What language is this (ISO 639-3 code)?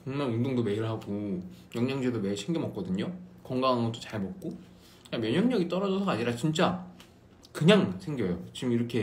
kor